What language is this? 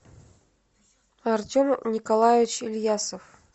Russian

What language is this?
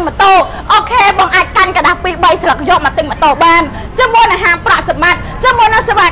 Thai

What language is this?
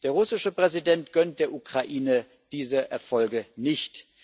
German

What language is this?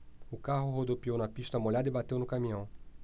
Portuguese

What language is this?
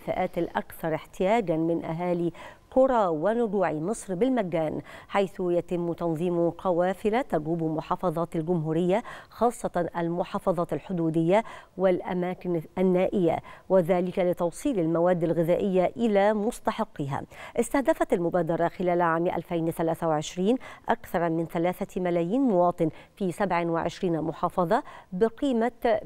Arabic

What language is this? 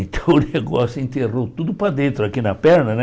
Portuguese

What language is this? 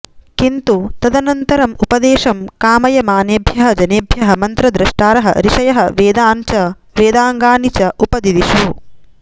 Sanskrit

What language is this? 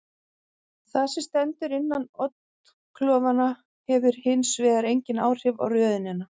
Icelandic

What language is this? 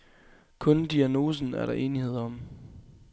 Danish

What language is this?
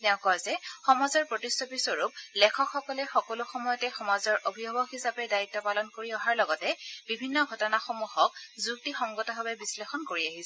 Assamese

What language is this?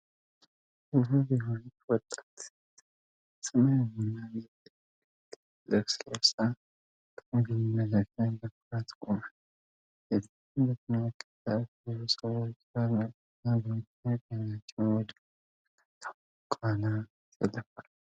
Amharic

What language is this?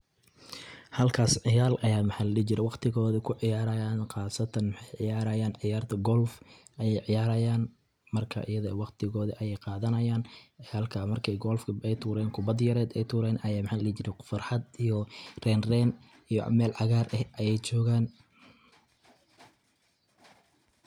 Somali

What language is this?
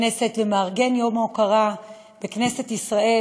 Hebrew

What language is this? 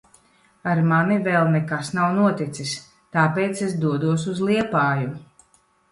Latvian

